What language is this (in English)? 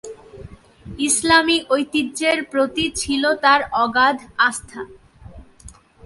Bangla